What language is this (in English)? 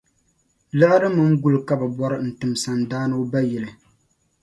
Dagbani